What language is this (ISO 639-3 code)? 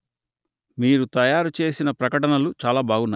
tel